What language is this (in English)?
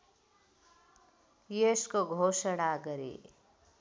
Nepali